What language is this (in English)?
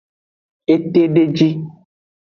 Aja (Benin)